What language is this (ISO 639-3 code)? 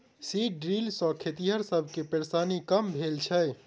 mai